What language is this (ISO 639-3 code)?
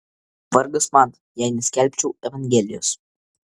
lit